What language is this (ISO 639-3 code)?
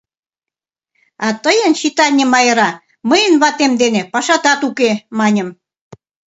chm